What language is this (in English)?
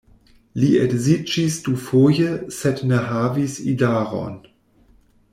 Esperanto